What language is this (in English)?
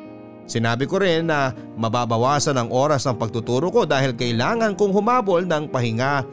Filipino